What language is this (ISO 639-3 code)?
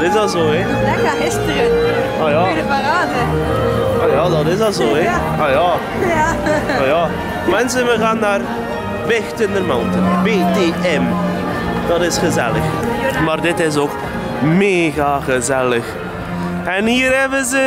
nld